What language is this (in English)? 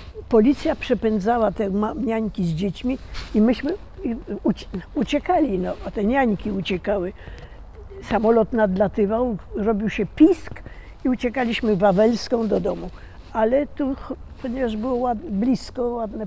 Polish